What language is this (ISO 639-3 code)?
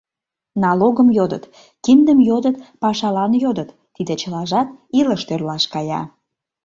chm